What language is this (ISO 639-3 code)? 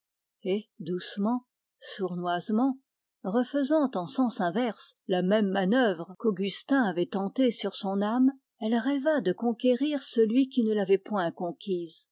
fra